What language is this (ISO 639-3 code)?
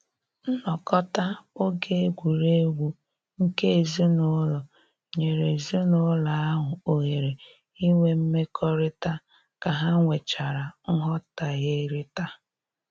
ibo